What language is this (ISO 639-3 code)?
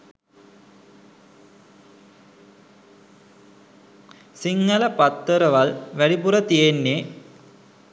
sin